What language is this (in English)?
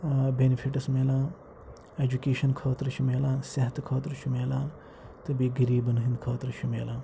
Kashmiri